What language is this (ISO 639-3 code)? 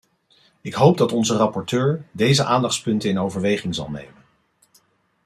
nld